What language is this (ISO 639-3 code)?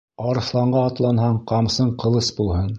bak